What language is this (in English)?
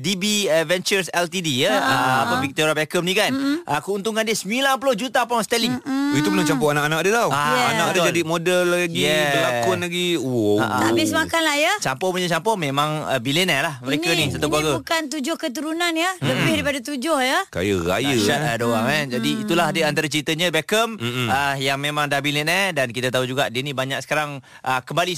Malay